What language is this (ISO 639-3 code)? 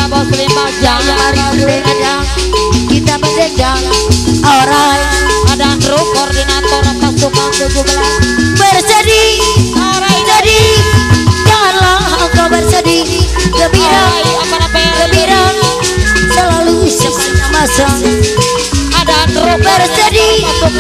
tha